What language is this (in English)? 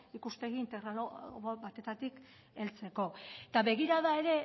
Basque